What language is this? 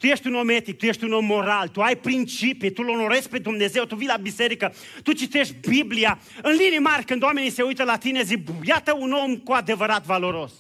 Romanian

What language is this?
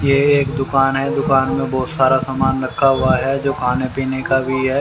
Hindi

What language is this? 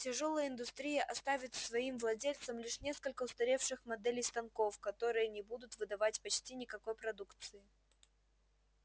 Russian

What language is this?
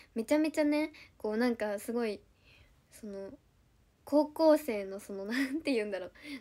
Japanese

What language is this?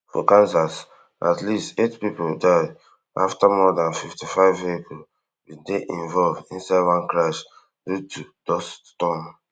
Nigerian Pidgin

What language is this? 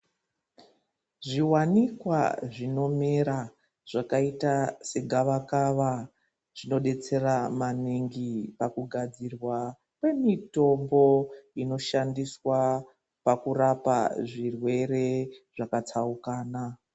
Ndau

